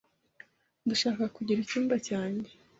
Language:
Kinyarwanda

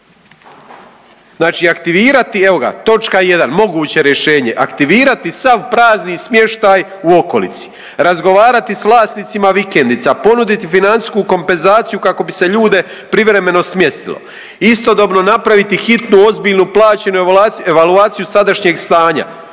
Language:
Croatian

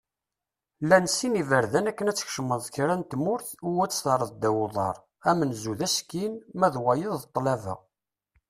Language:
Kabyle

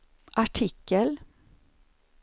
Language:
Swedish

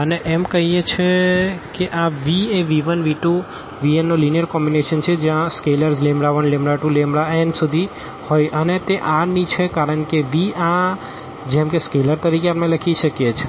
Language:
Gujarati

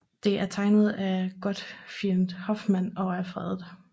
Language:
Danish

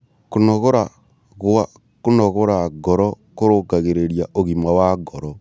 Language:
Kikuyu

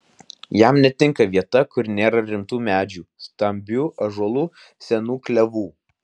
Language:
Lithuanian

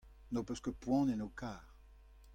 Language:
Breton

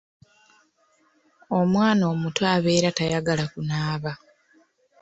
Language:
Ganda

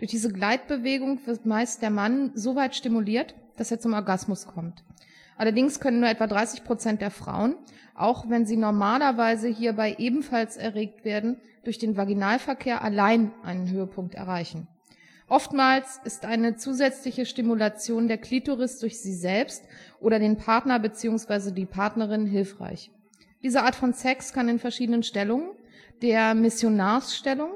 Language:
German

